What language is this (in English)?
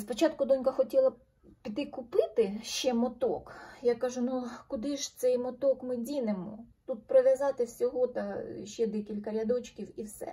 Ukrainian